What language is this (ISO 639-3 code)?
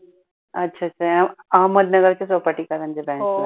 mar